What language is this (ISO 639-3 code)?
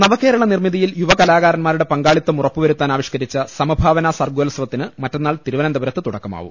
mal